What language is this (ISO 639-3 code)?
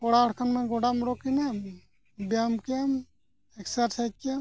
sat